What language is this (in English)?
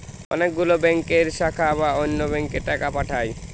Bangla